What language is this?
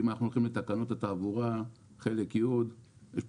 Hebrew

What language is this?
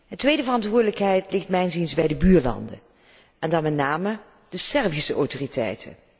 Dutch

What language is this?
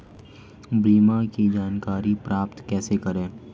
Hindi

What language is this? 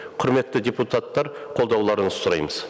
Kazakh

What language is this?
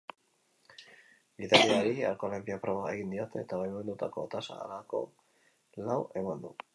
Basque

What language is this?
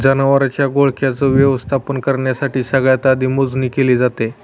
Marathi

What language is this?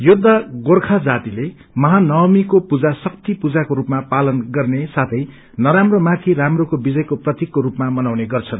Nepali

